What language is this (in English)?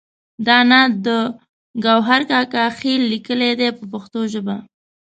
Pashto